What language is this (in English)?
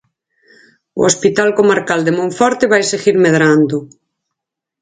Galician